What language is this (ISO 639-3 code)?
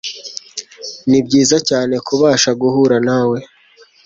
kin